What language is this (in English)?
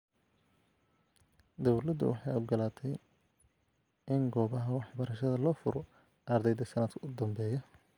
Somali